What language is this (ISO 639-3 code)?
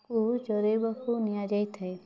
ori